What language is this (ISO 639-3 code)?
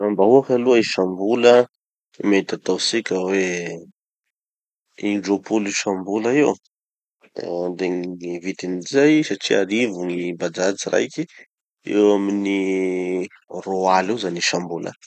txy